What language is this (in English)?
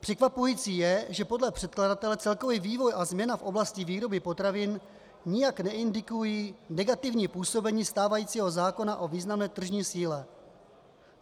Czech